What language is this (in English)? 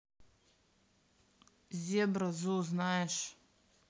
Russian